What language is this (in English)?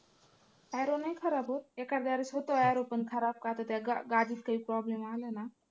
Marathi